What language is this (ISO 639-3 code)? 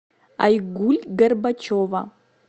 rus